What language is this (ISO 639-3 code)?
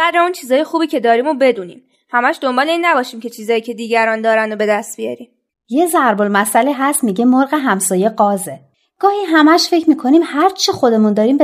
fas